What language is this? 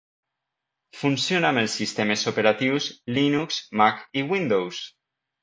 Catalan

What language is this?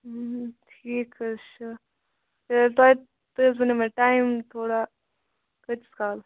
Kashmiri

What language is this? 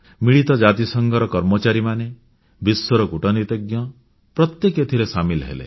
Odia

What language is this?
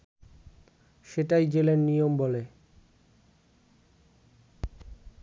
Bangla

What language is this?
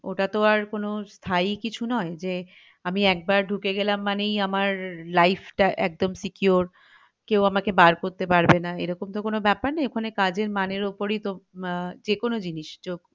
Bangla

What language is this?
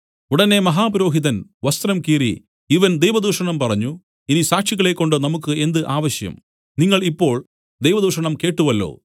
Malayalam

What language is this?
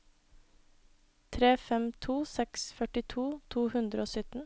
Norwegian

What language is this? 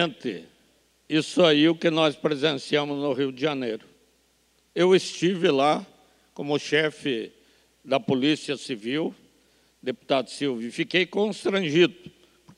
Portuguese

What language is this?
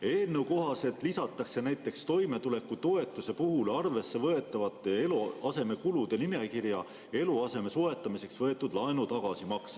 Estonian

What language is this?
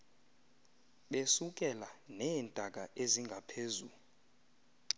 Xhosa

